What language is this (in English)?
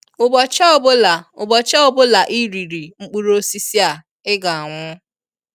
Igbo